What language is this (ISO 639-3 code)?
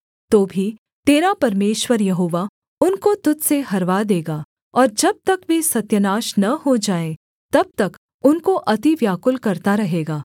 hin